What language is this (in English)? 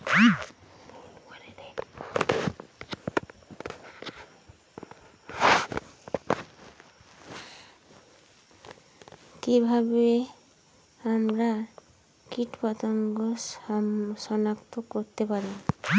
Bangla